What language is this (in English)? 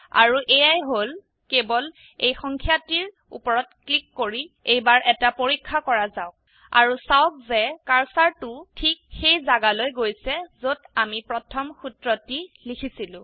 Assamese